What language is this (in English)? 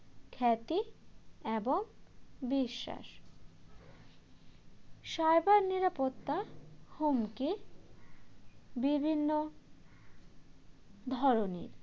Bangla